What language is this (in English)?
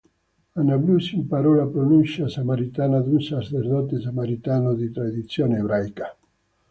Italian